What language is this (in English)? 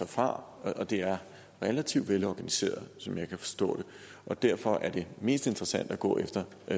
Danish